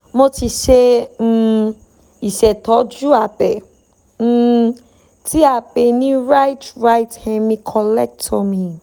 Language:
Yoruba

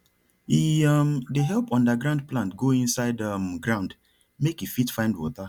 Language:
Nigerian Pidgin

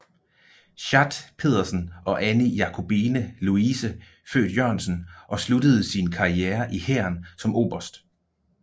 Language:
Danish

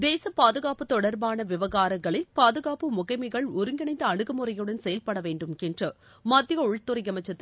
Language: Tamil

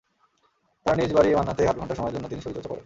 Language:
Bangla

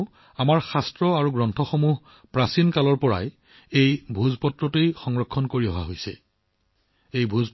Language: Assamese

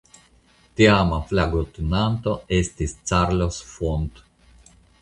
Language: Esperanto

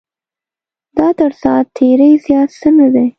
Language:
Pashto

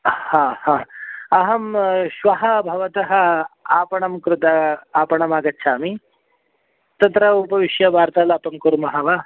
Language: Sanskrit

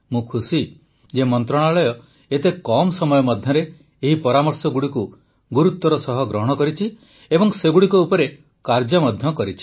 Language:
Odia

